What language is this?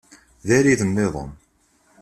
Kabyle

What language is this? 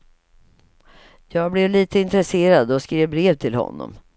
Swedish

